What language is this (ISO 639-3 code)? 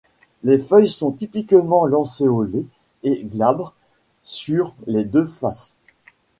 fra